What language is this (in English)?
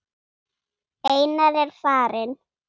Icelandic